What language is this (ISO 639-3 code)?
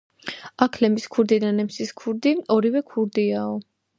kat